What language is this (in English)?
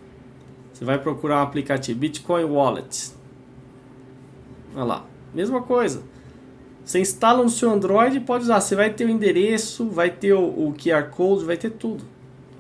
Portuguese